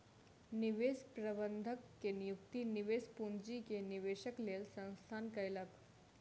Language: Maithili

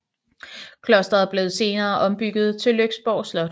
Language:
Danish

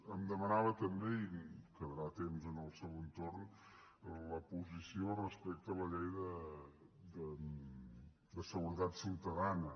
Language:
Catalan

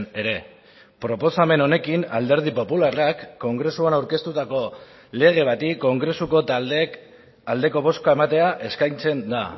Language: Basque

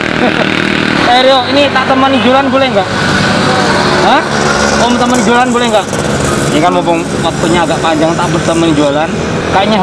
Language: Indonesian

